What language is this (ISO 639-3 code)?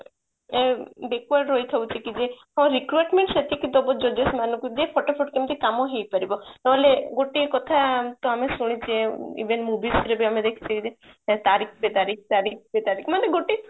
ori